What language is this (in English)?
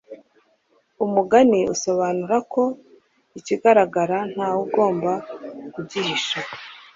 Kinyarwanda